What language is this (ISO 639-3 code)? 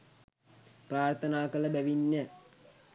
sin